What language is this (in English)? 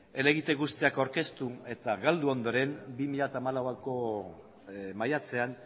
Basque